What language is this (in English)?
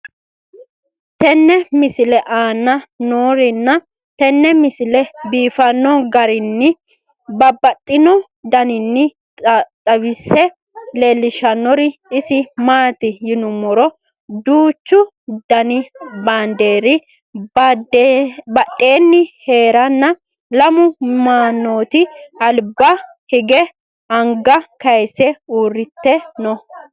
Sidamo